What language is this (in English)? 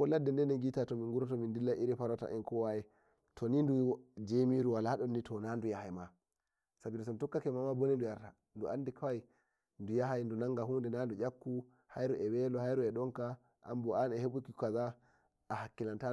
Nigerian Fulfulde